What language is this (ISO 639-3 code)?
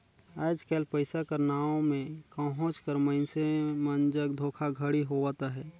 hne